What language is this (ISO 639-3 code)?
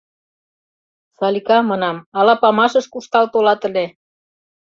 chm